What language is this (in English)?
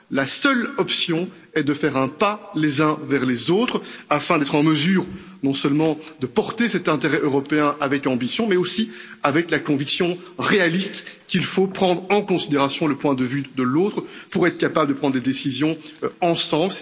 French